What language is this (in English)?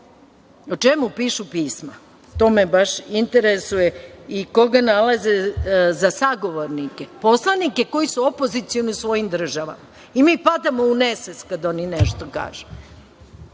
Serbian